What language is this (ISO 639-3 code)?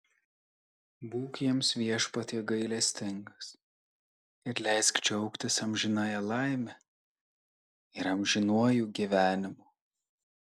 lit